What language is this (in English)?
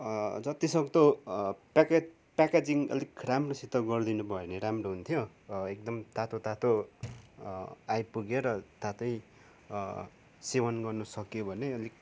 Nepali